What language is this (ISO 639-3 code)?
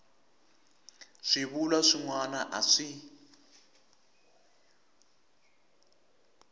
tso